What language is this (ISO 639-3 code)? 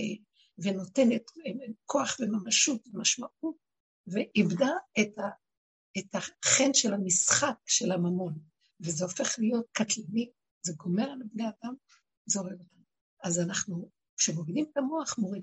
heb